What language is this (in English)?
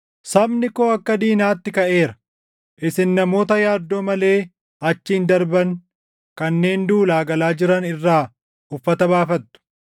Oromo